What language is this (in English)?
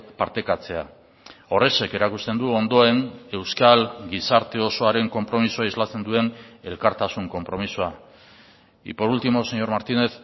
Basque